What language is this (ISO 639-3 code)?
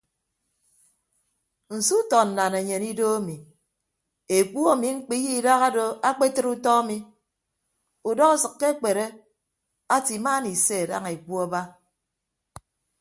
ibb